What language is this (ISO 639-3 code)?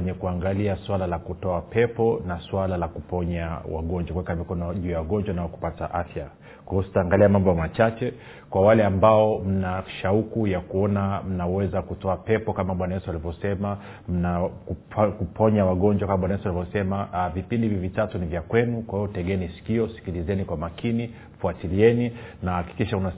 swa